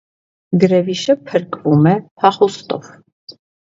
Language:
Armenian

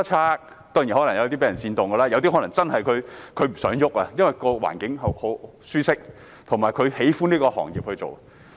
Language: Cantonese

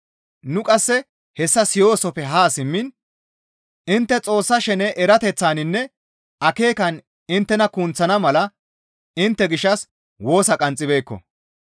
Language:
Gamo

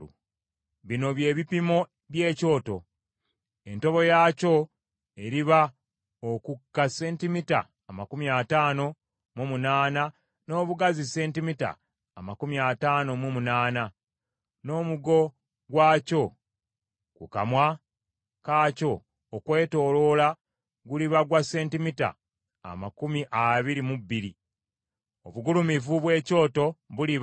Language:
Ganda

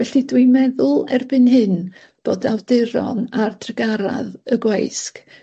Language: Welsh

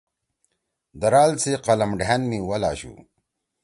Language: Torwali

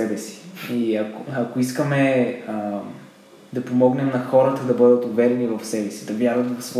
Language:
Bulgarian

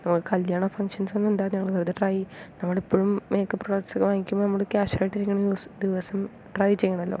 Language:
Malayalam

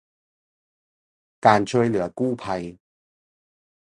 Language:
Thai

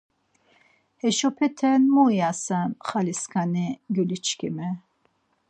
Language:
Laz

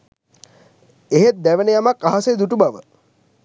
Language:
Sinhala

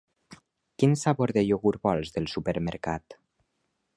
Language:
Catalan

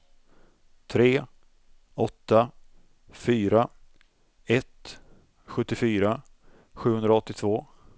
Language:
Swedish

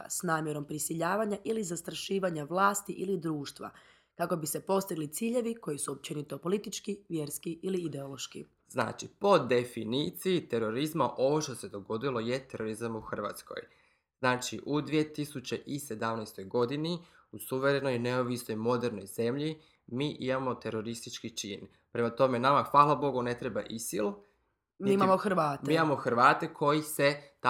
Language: Croatian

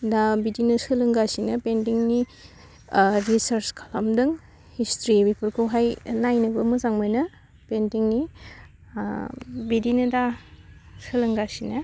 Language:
Bodo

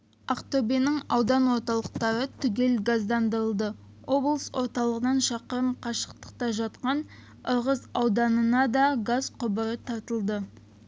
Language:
Kazakh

